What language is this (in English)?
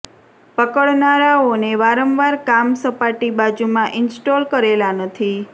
Gujarati